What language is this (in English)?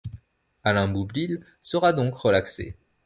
French